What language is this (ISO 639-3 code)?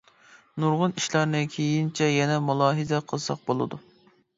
uig